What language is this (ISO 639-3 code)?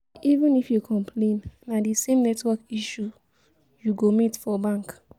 pcm